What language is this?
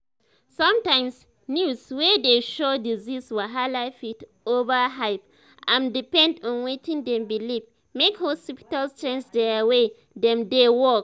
Nigerian Pidgin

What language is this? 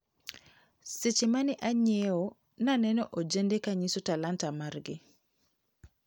Luo (Kenya and Tanzania)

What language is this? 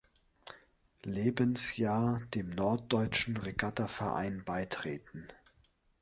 German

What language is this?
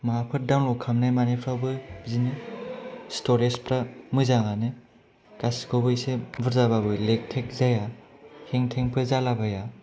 Bodo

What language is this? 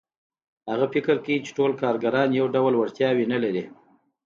Pashto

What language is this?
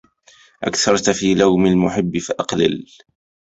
Arabic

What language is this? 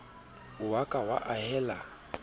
Southern Sotho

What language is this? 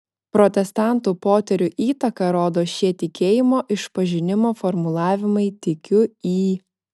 Lithuanian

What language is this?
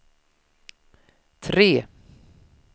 Swedish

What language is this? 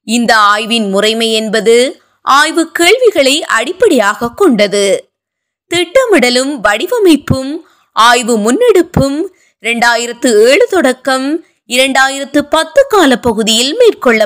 Tamil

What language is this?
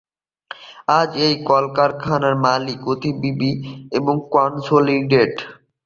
Bangla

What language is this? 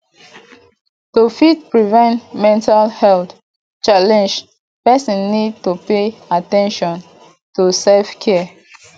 Nigerian Pidgin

